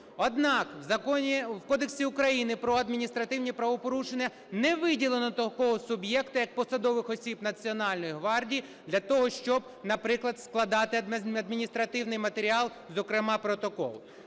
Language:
Ukrainian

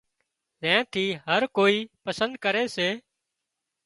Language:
Wadiyara Koli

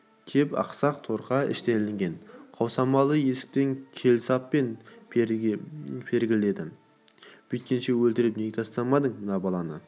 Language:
Kazakh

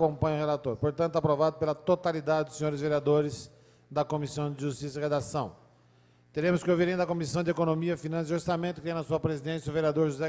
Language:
Portuguese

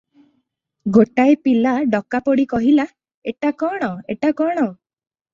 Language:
Odia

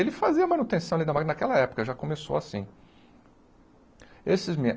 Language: Portuguese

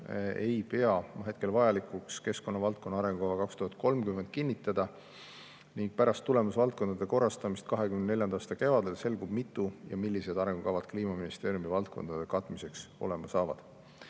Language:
Estonian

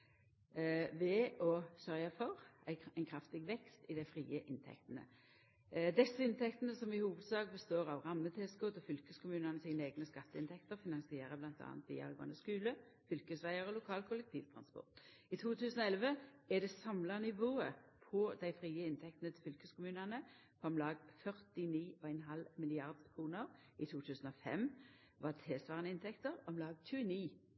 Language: Norwegian Nynorsk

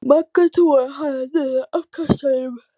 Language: Icelandic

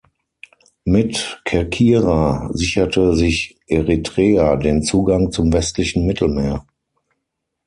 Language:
German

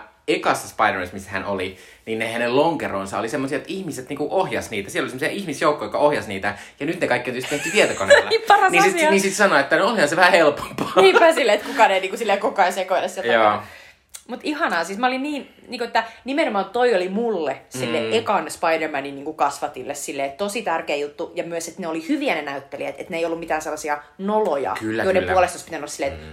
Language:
Finnish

